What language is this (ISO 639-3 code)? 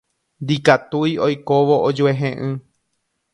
grn